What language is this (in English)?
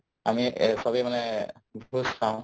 Assamese